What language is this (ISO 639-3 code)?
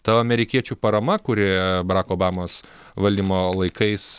lit